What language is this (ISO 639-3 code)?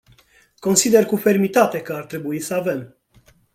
ron